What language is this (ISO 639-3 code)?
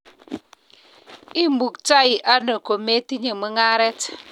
kln